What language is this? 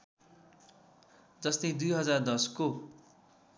Nepali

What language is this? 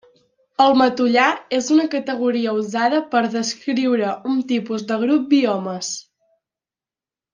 Catalan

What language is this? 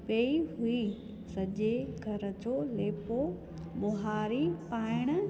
Sindhi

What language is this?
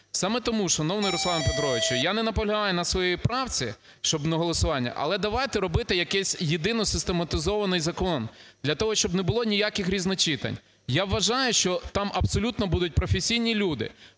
Ukrainian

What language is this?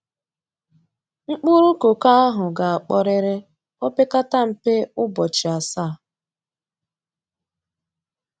Igbo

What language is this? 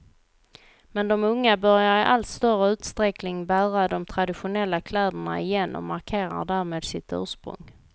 Swedish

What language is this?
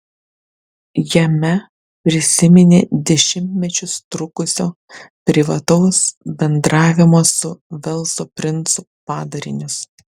Lithuanian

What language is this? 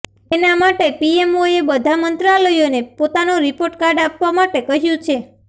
Gujarati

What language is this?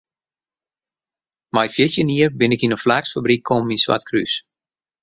Western Frisian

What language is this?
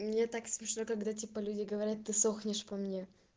Russian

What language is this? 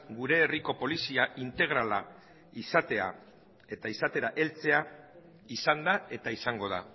Basque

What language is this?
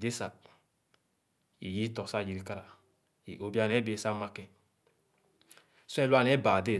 Khana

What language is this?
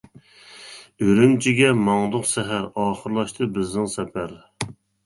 Uyghur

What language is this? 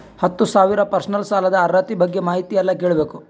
Kannada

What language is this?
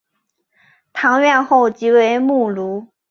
Chinese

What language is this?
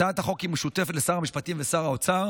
Hebrew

